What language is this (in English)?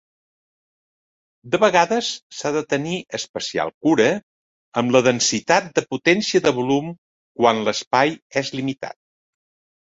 Catalan